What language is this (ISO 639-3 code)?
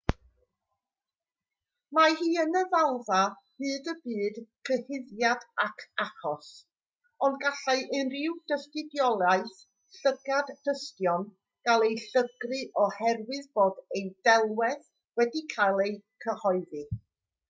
cym